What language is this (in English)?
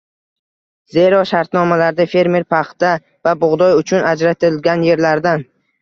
Uzbek